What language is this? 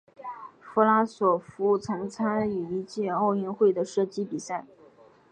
Chinese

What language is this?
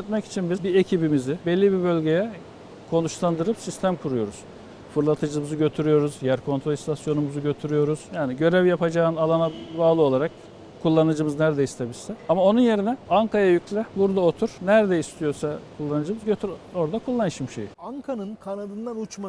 Turkish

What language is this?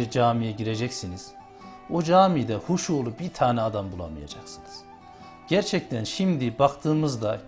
Turkish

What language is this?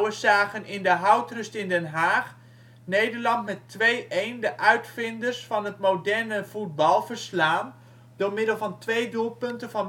Dutch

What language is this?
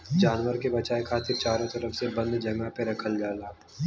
Bhojpuri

